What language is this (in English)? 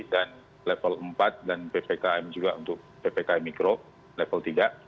Indonesian